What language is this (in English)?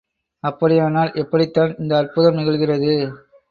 Tamil